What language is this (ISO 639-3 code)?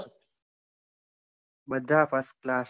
guj